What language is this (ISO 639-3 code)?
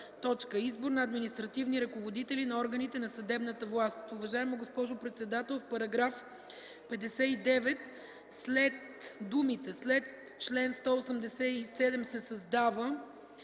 bul